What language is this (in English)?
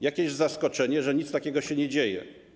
Polish